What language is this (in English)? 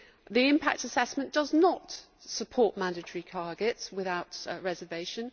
English